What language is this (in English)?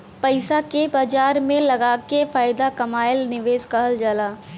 Bhojpuri